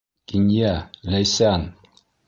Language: Bashkir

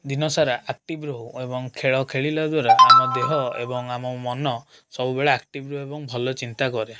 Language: Odia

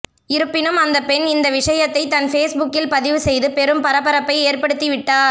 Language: Tamil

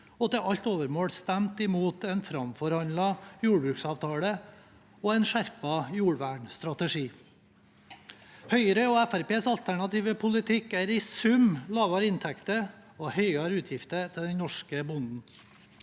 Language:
Norwegian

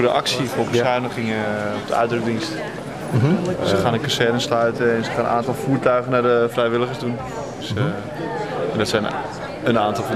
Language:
Dutch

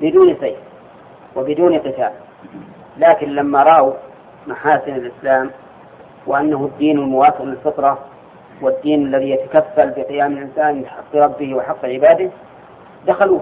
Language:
Arabic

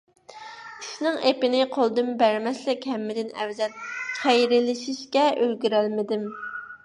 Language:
Uyghur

